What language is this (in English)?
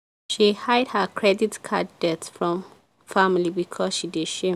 Nigerian Pidgin